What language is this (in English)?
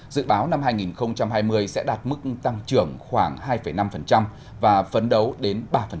Vietnamese